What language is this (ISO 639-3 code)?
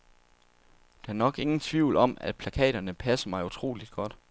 dan